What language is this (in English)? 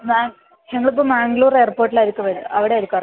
Malayalam